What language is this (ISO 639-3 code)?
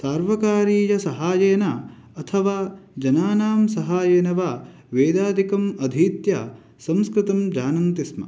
san